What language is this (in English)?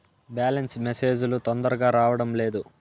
Telugu